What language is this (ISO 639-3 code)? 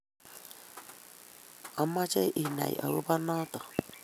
kln